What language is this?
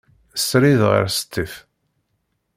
Kabyle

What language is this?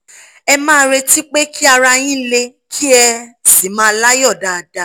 Yoruba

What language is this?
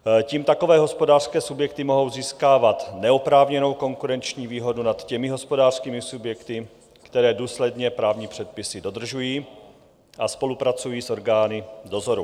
Czech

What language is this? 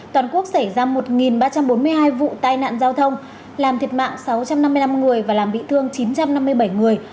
Vietnamese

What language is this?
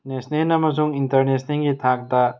Manipuri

